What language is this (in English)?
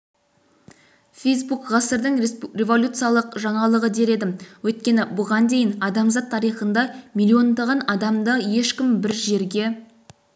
Kazakh